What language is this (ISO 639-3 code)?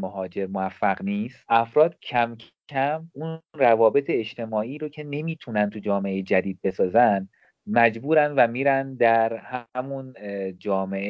fas